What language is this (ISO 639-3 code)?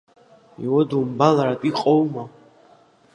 abk